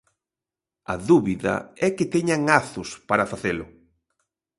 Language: Galician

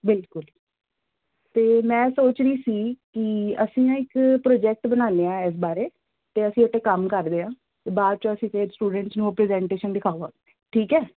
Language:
Punjabi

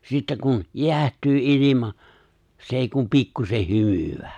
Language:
Finnish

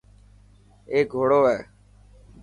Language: Dhatki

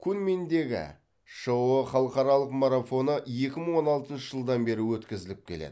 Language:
Kazakh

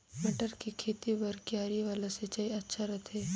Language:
Chhattisgarhi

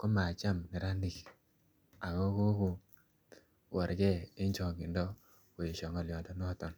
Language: Kalenjin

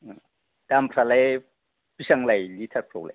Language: Bodo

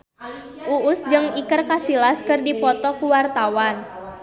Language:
Sundanese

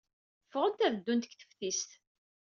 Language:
Kabyle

